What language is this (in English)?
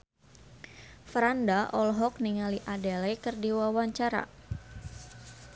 Sundanese